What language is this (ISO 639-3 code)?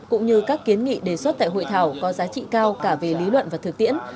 vie